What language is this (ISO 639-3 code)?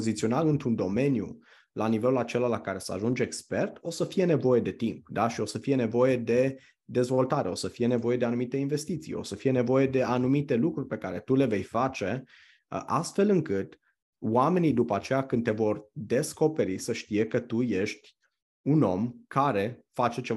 ron